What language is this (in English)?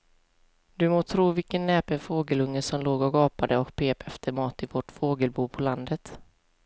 Swedish